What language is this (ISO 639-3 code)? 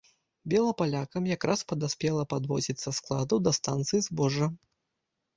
bel